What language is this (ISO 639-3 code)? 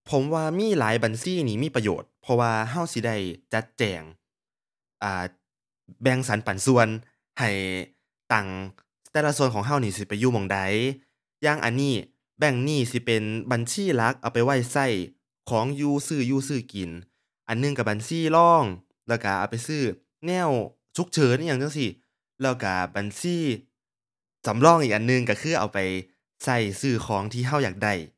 tha